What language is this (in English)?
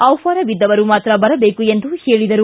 Kannada